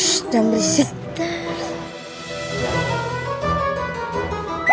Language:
Indonesian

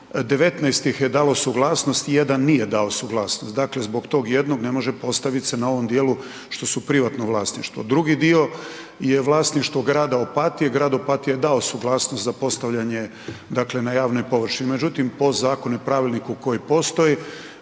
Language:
Croatian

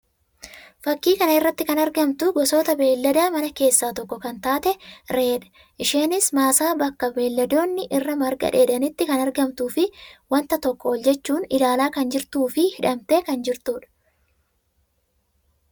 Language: Oromo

